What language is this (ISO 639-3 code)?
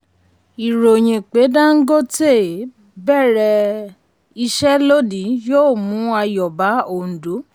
yor